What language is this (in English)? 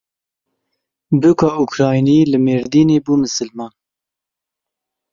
Kurdish